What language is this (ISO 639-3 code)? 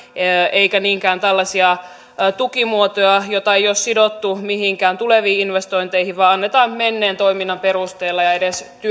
fin